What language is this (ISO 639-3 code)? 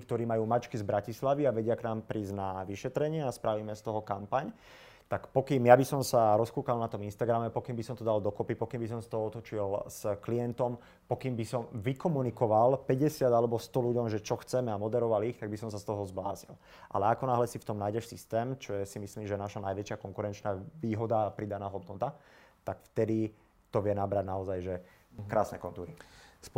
slk